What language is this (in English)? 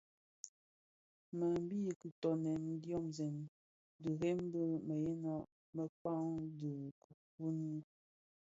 Bafia